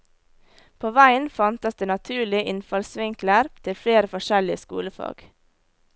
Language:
Norwegian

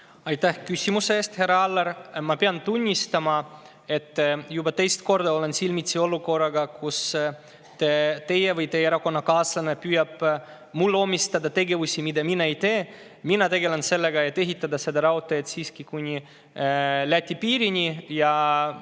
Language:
Estonian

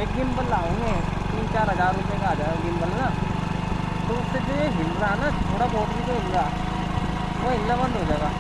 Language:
Hindi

